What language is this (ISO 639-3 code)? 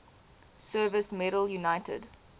eng